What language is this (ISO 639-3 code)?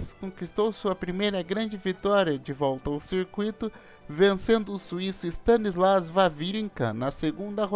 por